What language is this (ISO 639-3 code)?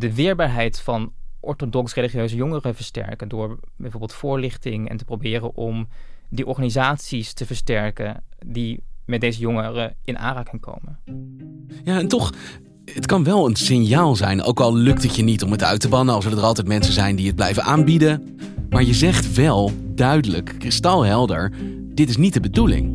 nld